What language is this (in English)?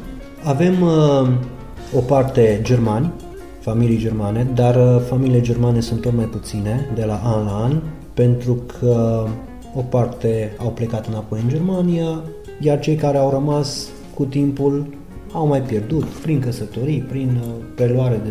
Romanian